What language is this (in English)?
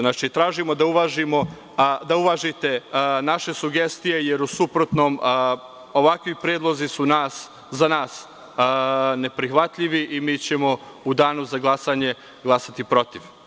Serbian